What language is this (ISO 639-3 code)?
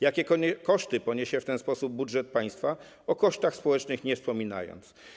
pol